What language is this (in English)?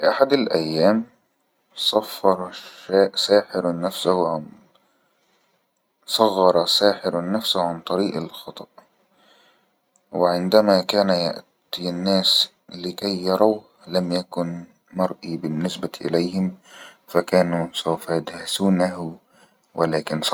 Egyptian Arabic